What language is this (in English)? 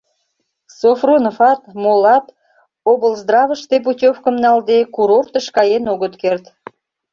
Mari